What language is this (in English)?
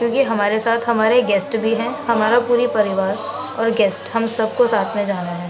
Urdu